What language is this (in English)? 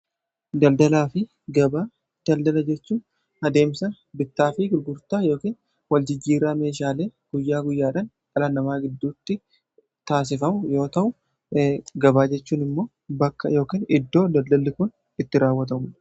Oromo